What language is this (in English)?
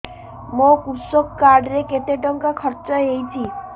Odia